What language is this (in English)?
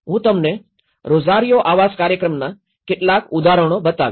Gujarati